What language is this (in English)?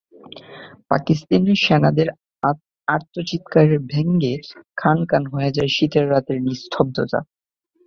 Bangla